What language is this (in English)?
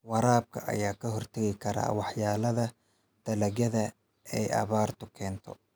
Somali